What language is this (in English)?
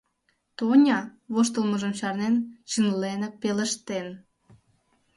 Mari